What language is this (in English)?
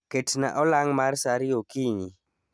Luo (Kenya and Tanzania)